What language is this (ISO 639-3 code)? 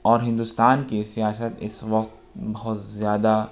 urd